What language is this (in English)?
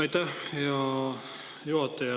Estonian